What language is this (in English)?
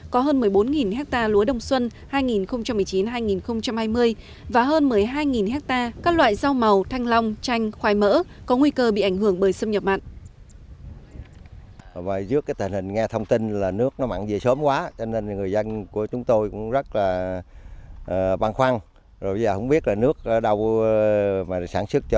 Vietnamese